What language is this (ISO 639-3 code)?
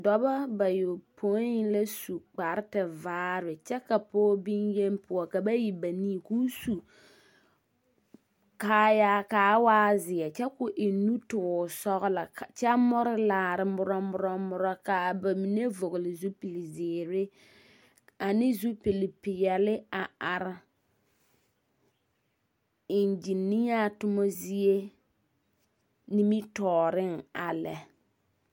dga